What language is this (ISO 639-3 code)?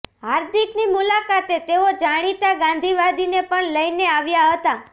guj